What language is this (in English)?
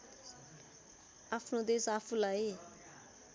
Nepali